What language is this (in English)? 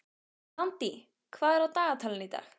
Icelandic